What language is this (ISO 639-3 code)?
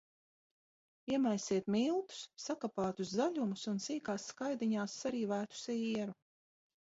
lav